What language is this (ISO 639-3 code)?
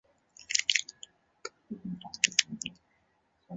zho